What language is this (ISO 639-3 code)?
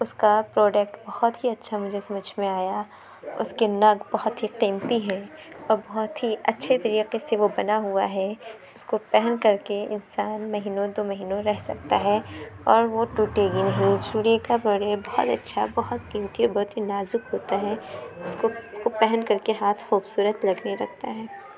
urd